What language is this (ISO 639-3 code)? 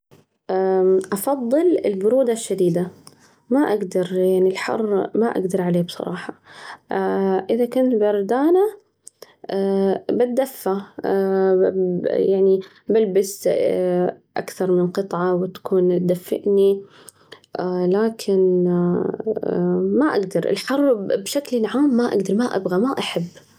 ars